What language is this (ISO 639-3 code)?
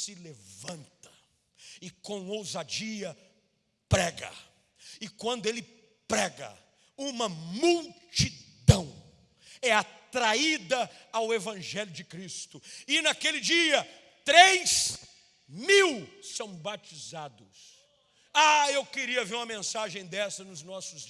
por